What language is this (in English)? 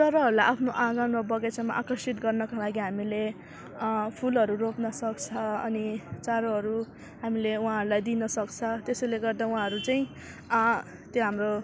Nepali